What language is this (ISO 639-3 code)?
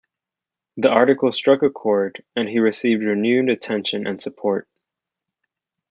eng